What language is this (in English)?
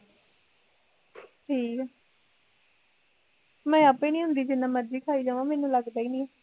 Punjabi